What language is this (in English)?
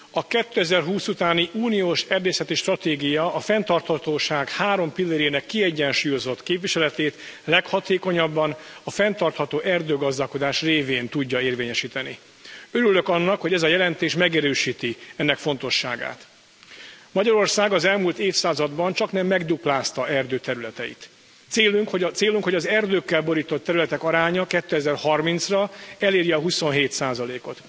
Hungarian